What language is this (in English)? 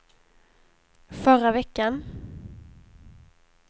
Swedish